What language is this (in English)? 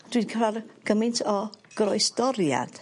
Welsh